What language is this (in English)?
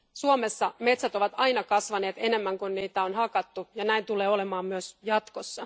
Finnish